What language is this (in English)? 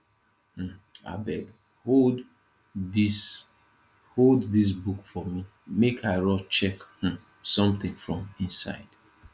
Nigerian Pidgin